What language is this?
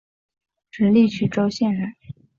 Chinese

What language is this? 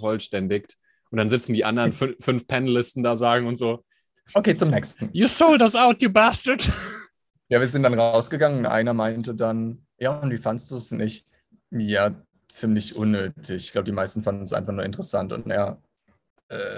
German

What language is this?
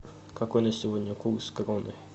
Russian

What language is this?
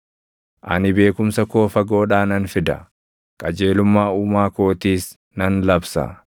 Oromo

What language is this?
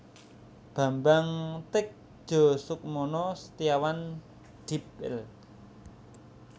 Javanese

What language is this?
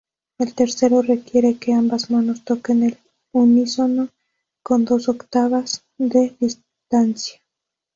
Spanish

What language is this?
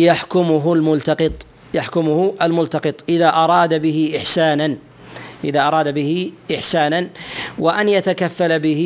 Arabic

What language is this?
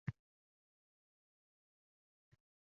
Uzbek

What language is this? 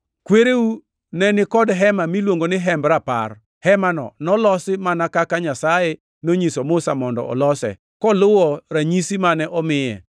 Luo (Kenya and Tanzania)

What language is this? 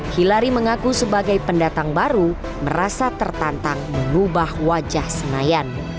Indonesian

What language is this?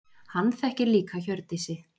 Icelandic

